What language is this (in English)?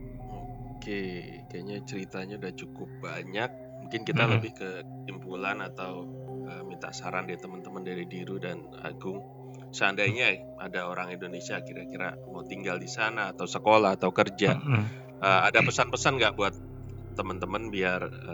Indonesian